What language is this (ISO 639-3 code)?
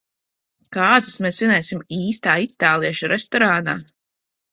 lav